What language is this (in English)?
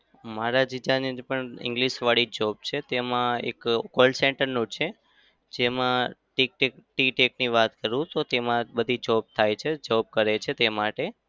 Gujarati